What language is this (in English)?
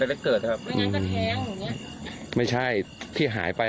Thai